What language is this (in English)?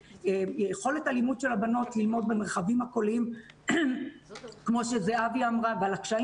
Hebrew